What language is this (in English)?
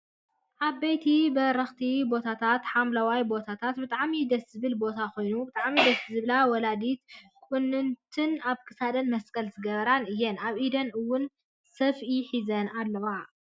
Tigrinya